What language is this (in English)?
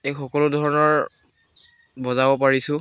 Assamese